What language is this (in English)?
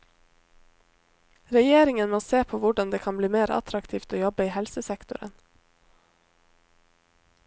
Norwegian